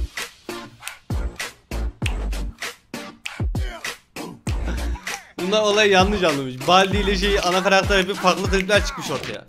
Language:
Turkish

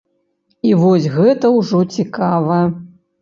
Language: Belarusian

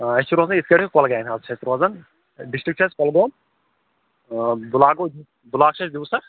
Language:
Kashmiri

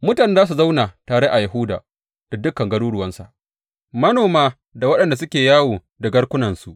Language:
Hausa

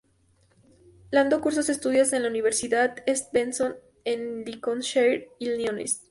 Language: Spanish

